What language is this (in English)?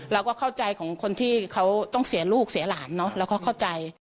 Thai